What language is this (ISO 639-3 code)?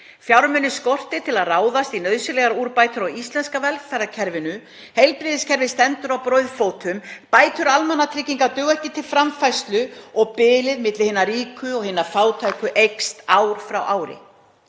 isl